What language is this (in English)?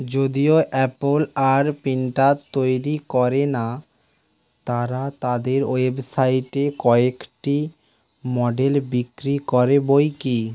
Bangla